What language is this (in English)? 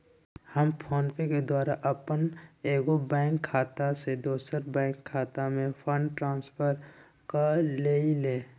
Magahi